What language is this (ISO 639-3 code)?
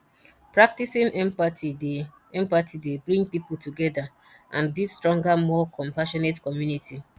pcm